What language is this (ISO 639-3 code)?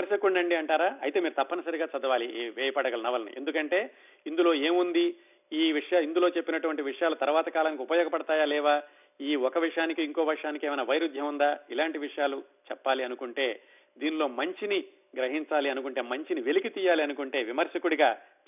tel